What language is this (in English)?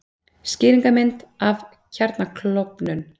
Icelandic